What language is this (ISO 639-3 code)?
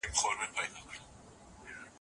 pus